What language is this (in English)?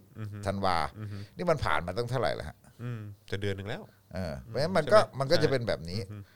Thai